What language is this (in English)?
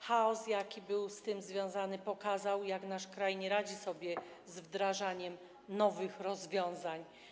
Polish